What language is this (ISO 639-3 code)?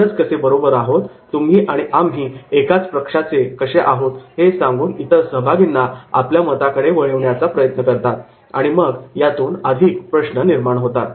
mar